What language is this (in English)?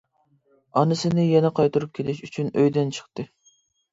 Uyghur